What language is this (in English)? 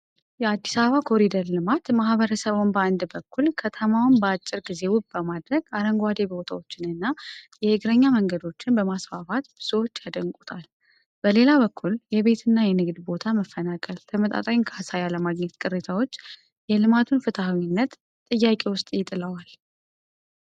Amharic